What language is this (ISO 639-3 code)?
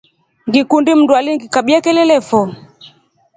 rof